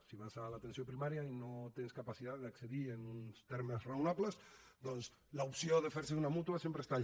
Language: Catalan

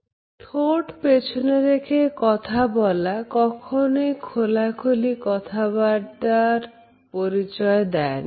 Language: Bangla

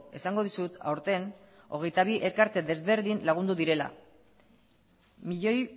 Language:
Basque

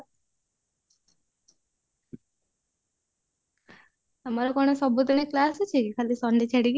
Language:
Odia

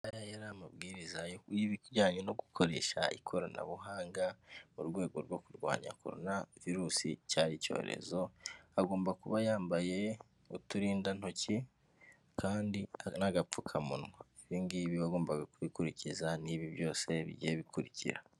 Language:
Kinyarwanda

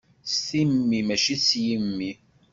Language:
Kabyle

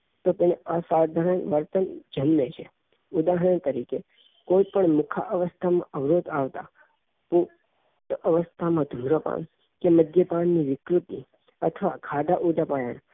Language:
Gujarati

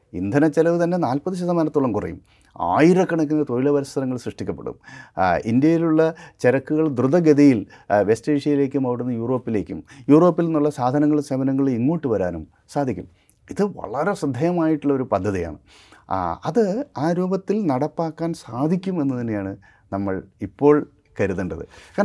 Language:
Malayalam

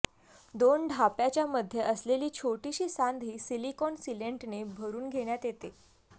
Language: Marathi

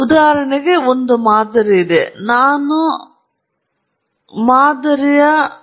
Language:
Kannada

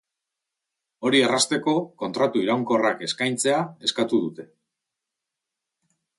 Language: Basque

